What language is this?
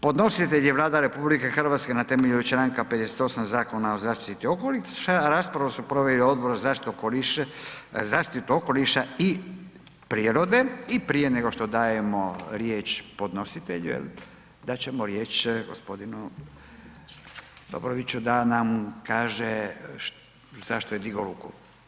Croatian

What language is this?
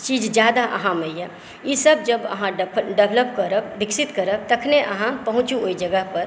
Maithili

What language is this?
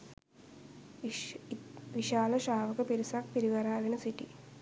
Sinhala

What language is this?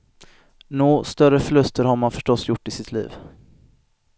Swedish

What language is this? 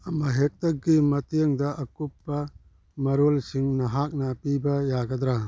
Manipuri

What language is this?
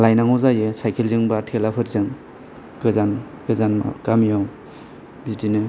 Bodo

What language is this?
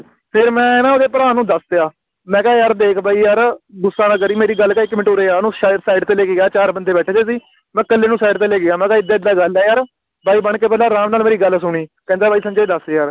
Punjabi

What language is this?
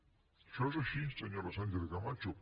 Catalan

